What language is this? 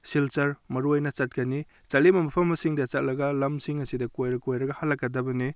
Manipuri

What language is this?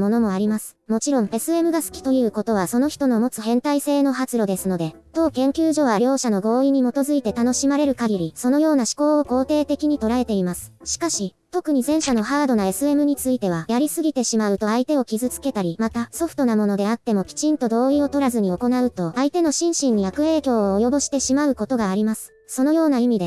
Japanese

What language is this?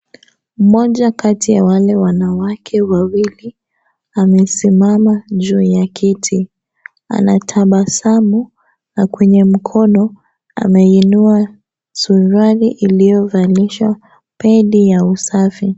Swahili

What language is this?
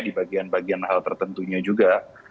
Indonesian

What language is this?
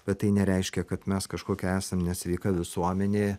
Lithuanian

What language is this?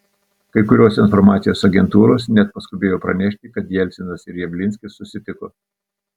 Lithuanian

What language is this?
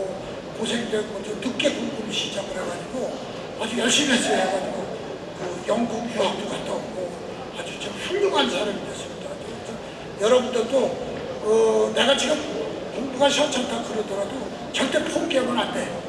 Korean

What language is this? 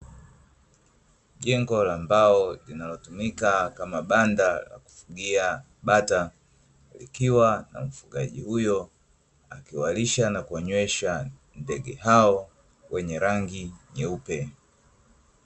Swahili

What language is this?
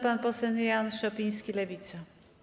Polish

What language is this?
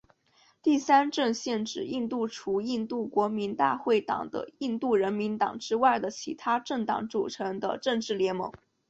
Chinese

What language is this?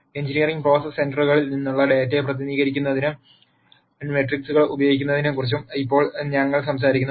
Malayalam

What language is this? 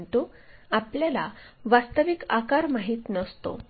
Marathi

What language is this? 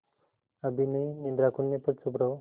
Hindi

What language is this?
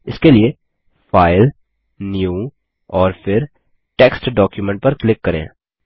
Hindi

